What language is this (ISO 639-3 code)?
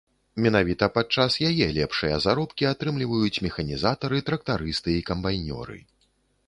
bel